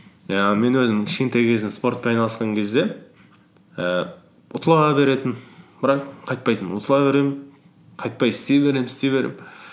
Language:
Kazakh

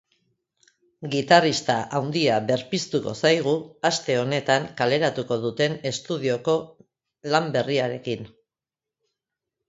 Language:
Basque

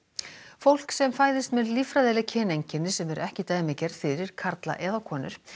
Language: Icelandic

